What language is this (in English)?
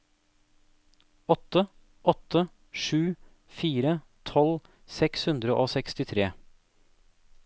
Norwegian